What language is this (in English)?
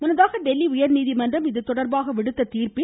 Tamil